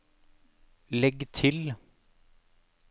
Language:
Norwegian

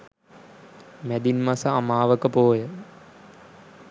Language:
Sinhala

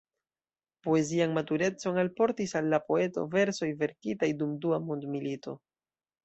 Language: Esperanto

